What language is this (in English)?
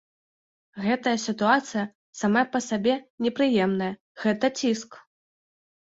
Belarusian